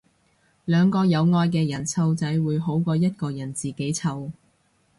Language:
Cantonese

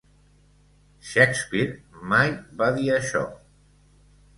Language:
Catalan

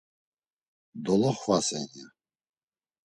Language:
Laz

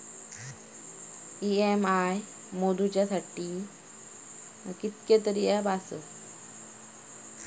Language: Marathi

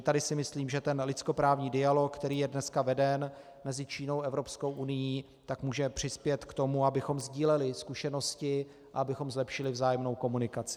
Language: Czech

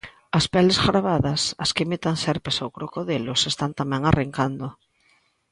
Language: Galician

